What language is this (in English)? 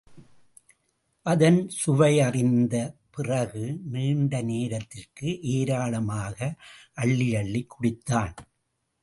Tamil